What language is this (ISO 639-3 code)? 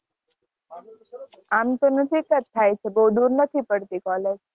guj